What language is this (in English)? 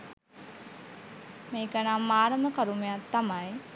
Sinhala